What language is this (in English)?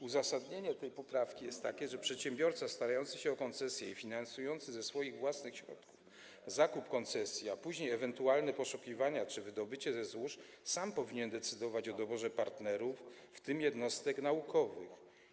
Polish